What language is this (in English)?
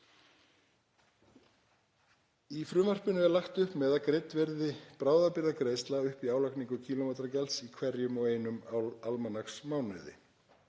Icelandic